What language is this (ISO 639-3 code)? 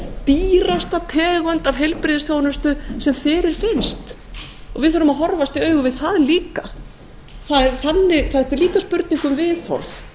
isl